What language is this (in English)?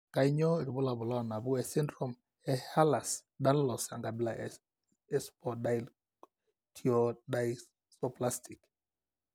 Masai